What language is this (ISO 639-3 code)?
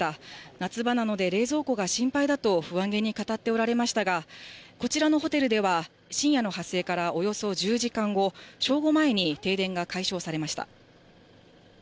jpn